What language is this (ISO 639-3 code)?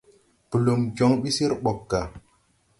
tui